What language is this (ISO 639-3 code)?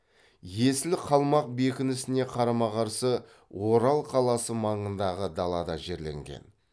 kaz